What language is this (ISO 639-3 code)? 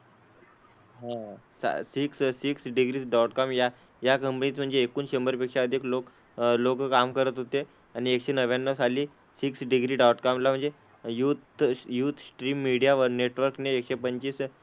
mar